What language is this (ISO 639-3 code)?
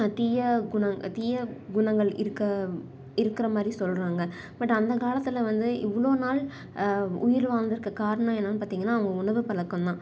tam